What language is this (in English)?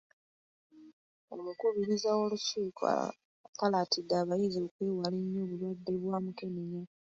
Ganda